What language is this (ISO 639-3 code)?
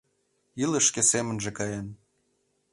chm